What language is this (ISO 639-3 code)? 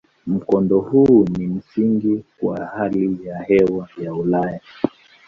swa